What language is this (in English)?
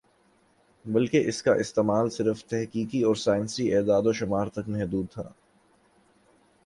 Urdu